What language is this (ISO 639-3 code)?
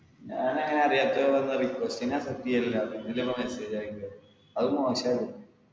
mal